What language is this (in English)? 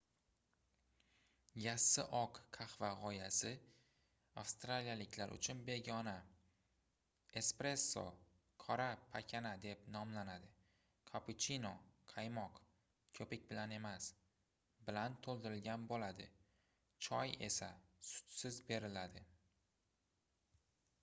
Uzbek